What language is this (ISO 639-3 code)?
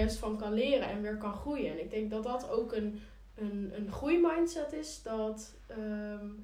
nld